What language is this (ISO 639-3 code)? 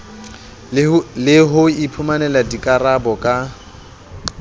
sot